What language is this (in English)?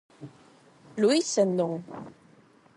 Galician